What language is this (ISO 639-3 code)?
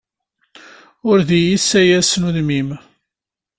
kab